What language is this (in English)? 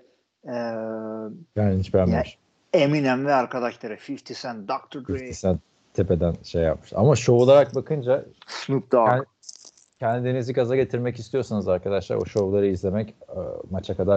Turkish